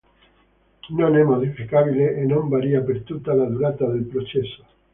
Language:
Italian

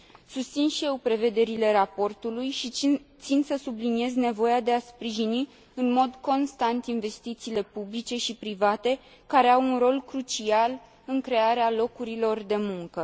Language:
Romanian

